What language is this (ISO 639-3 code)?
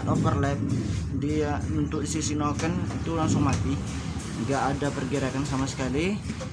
ind